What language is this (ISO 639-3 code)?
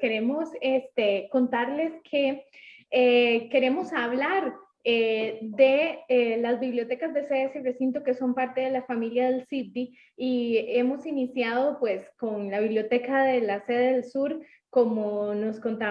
spa